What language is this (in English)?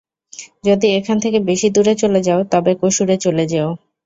Bangla